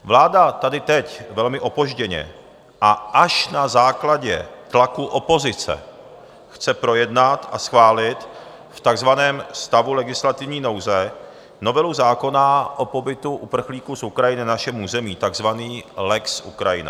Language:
Czech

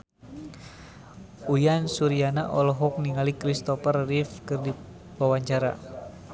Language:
Sundanese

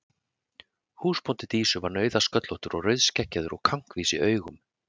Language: Icelandic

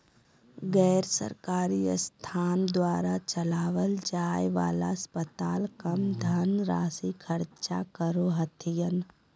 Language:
Magahi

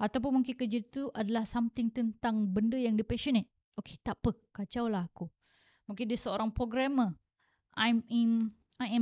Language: Malay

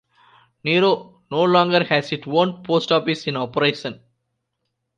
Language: English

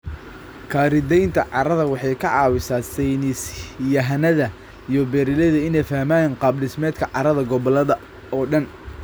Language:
Somali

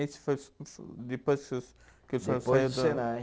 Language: Portuguese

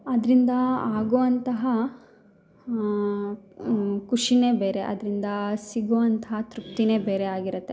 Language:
Kannada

